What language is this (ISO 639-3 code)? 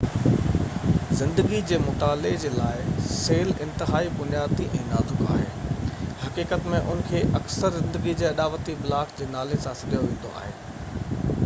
snd